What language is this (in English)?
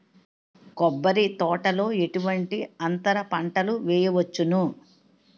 Telugu